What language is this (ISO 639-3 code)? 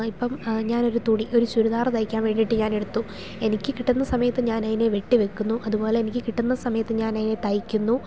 mal